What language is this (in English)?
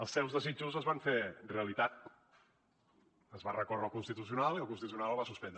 Catalan